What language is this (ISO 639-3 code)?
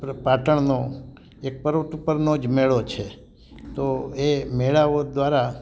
guj